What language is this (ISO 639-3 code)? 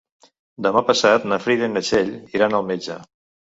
cat